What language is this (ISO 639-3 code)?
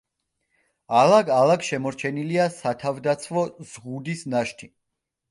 kat